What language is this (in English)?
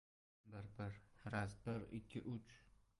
Uzbek